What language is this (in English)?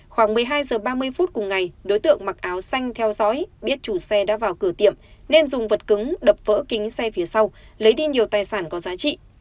Vietnamese